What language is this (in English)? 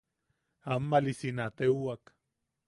Yaqui